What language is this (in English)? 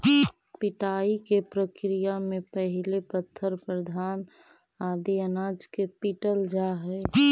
Magahi